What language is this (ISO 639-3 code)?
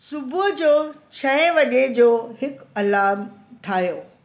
snd